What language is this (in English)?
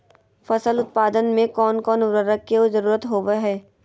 Magahi